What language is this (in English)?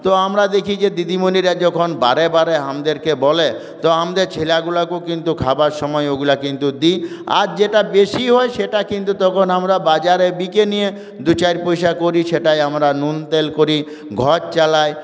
Bangla